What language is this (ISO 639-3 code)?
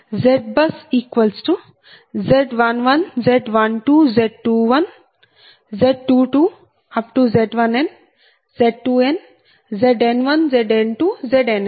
tel